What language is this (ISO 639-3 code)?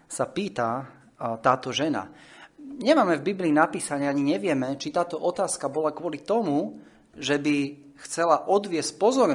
slk